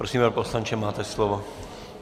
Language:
Czech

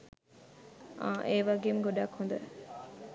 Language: Sinhala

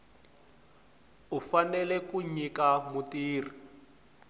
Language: Tsonga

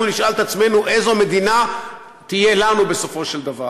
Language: Hebrew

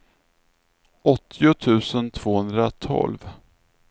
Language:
Swedish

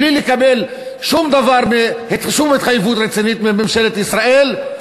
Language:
Hebrew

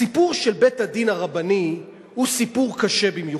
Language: Hebrew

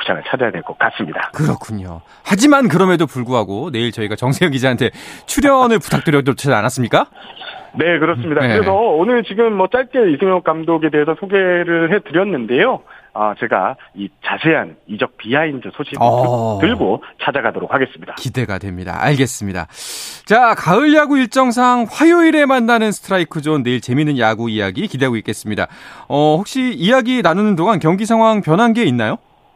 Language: Korean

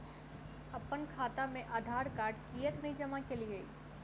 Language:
Maithili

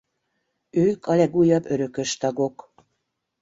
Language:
Hungarian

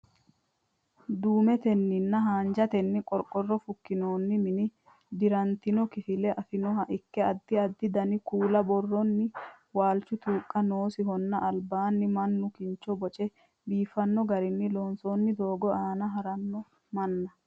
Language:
Sidamo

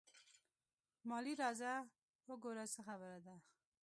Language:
Pashto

